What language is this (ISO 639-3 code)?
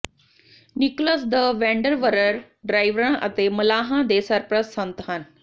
pan